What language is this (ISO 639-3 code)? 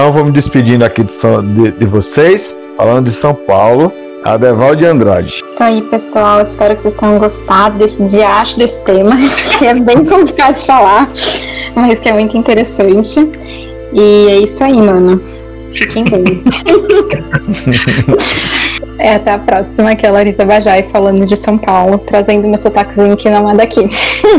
por